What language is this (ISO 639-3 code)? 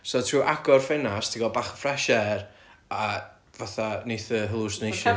cym